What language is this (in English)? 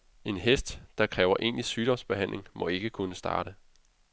Danish